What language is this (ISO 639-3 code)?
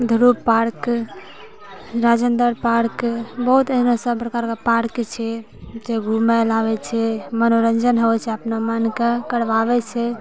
mai